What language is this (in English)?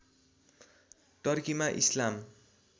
Nepali